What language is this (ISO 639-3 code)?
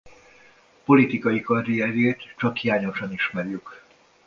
hun